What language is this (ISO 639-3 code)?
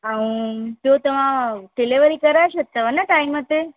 snd